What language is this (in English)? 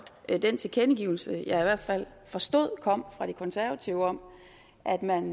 Danish